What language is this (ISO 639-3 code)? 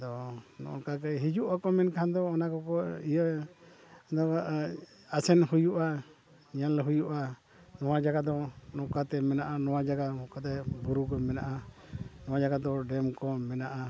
sat